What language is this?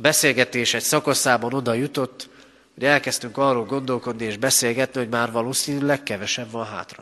Hungarian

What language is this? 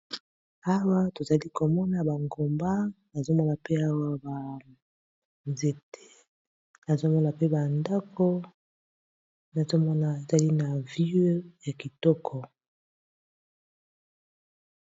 Lingala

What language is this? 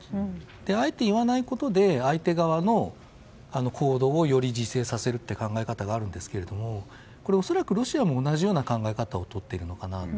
Japanese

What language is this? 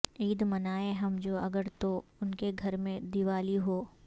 Urdu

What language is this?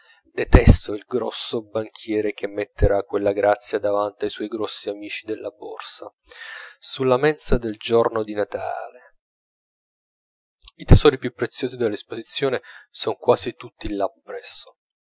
Italian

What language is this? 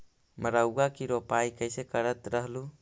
Magahi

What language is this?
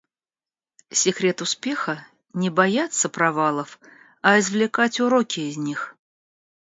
Russian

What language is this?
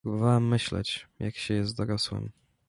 Polish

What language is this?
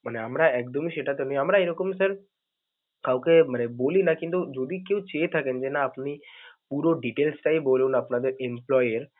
Bangla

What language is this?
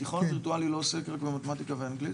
Hebrew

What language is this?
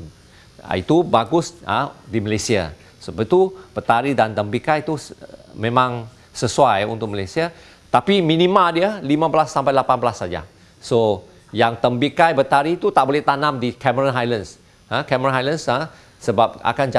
Malay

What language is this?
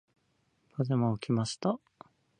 Japanese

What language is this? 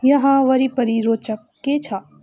Nepali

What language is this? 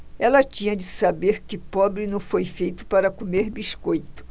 Portuguese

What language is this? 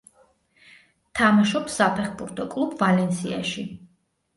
Georgian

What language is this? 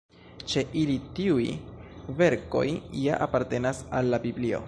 Esperanto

